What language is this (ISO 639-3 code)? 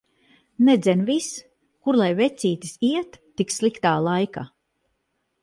lav